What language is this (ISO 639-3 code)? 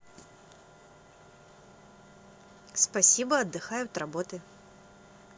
rus